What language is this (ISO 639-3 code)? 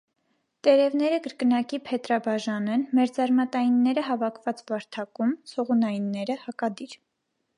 hye